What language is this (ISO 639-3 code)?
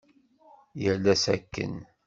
kab